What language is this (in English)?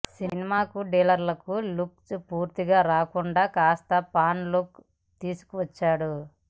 Telugu